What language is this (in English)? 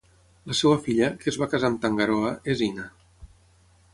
Catalan